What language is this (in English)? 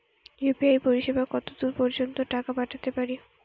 Bangla